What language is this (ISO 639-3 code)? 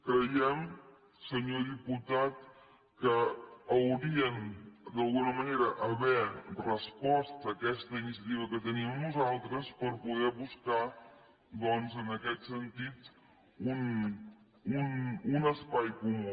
cat